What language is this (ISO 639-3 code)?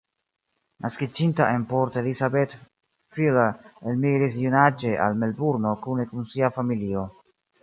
epo